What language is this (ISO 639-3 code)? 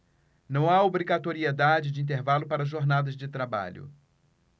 por